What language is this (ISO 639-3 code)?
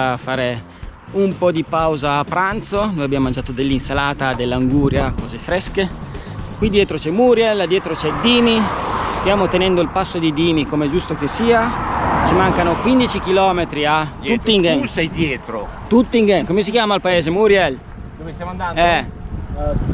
ita